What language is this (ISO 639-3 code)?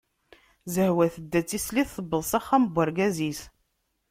kab